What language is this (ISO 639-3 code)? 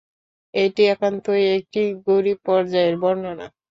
ben